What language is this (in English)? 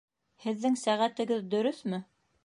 Bashkir